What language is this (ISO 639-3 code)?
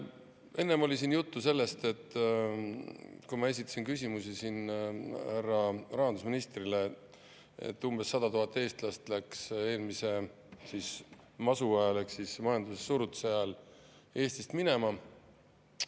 est